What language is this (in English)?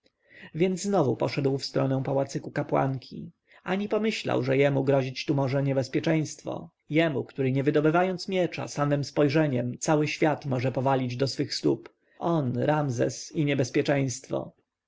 Polish